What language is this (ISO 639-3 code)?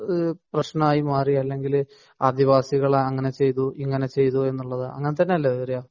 mal